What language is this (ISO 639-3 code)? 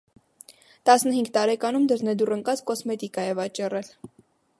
hye